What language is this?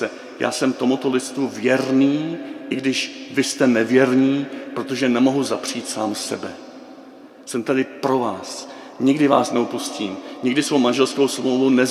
Czech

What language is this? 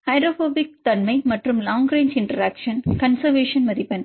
Tamil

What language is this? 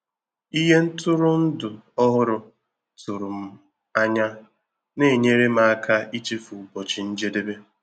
Igbo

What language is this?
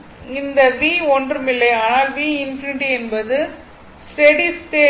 Tamil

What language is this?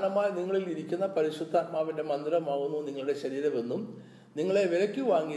Malayalam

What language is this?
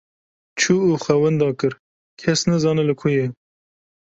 Kurdish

